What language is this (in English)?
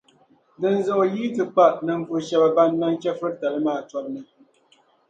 Dagbani